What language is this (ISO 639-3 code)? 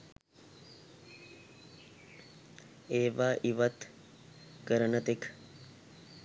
sin